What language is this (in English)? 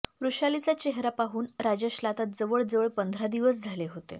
Marathi